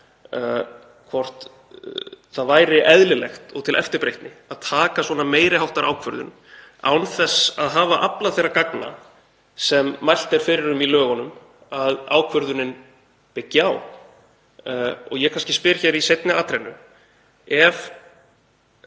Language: Icelandic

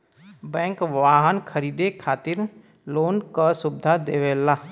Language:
Bhojpuri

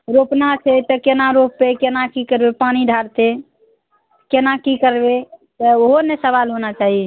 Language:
Maithili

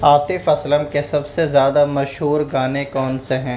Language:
Urdu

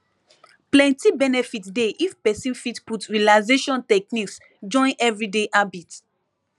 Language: Nigerian Pidgin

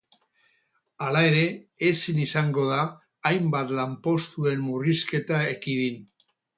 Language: Basque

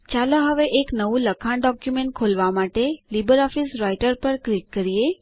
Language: Gujarati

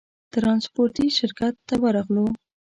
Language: Pashto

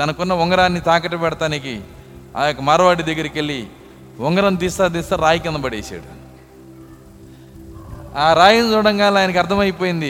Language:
Telugu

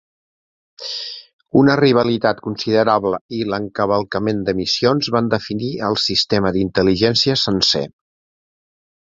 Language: Catalan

